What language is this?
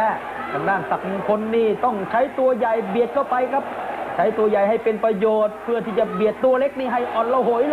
Thai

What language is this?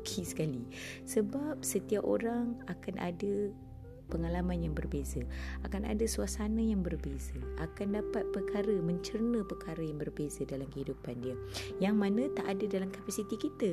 Malay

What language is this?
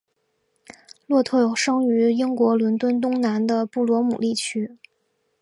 Chinese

